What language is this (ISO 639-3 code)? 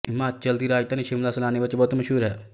pan